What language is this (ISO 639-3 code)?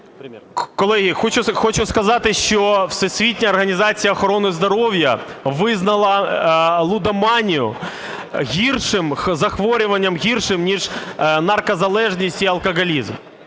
ukr